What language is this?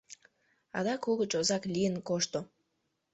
Mari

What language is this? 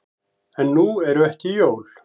Icelandic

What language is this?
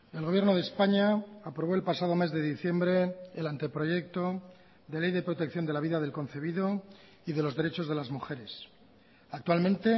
Spanish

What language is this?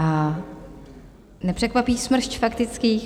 Czech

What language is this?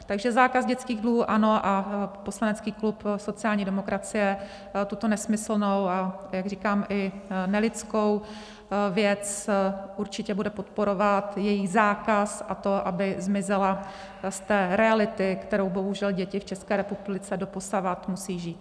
Czech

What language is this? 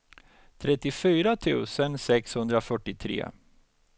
Swedish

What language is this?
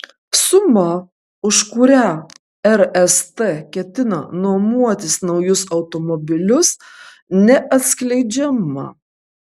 Lithuanian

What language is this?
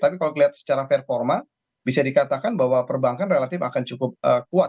Indonesian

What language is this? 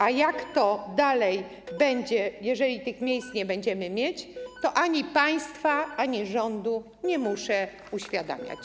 Polish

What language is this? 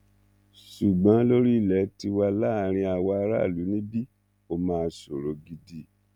Yoruba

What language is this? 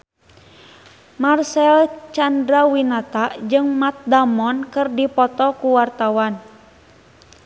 Sundanese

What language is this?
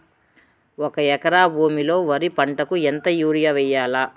Telugu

